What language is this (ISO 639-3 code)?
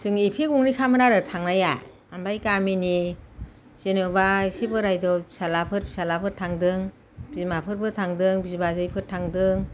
brx